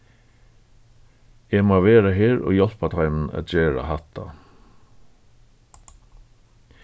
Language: Faroese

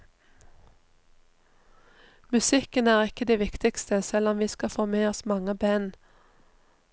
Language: Norwegian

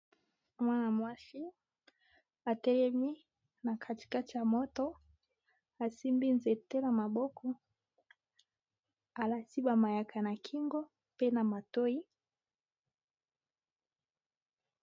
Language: Lingala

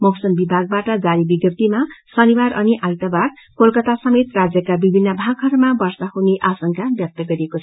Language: Nepali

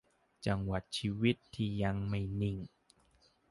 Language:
Thai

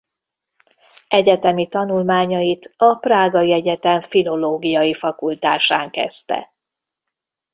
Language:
Hungarian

